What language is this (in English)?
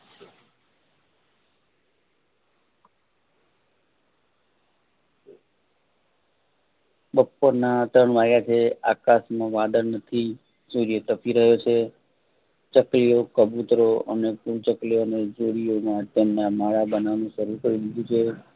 Gujarati